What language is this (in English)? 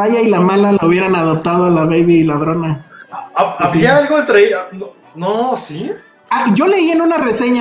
Spanish